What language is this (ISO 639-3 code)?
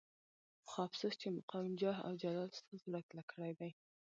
pus